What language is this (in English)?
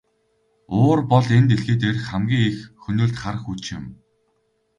Mongolian